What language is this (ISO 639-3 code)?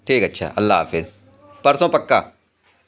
urd